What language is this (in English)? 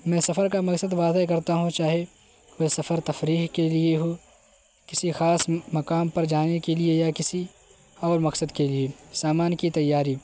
Urdu